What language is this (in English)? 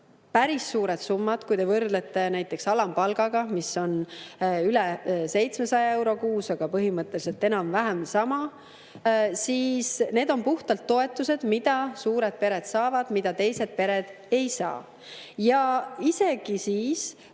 Estonian